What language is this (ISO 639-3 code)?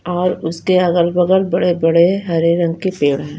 hin